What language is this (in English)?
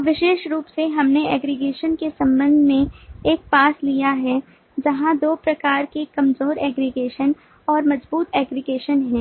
Hindi